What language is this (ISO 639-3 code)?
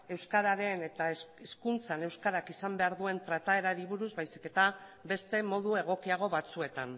eus